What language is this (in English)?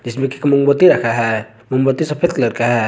Hindi